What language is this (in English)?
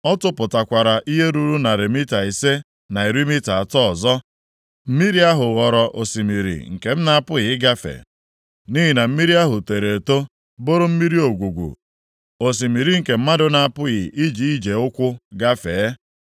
Igbo